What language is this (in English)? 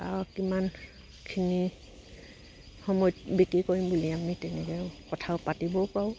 Assamese